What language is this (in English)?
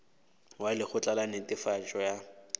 Northern Sotho